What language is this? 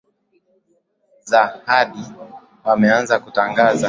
Swahili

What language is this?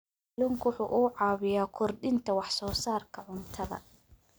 Somali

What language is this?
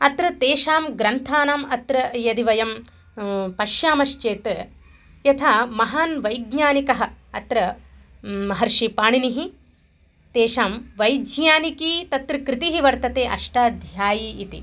Sanskrit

